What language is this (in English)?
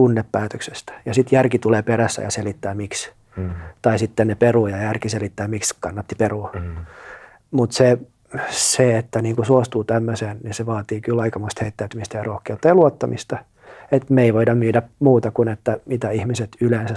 Finnish